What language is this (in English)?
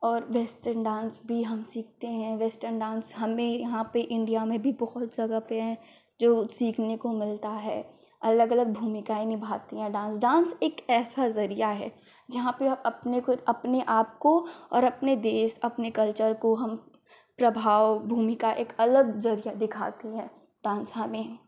Hindi